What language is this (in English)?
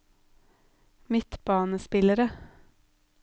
Norwegian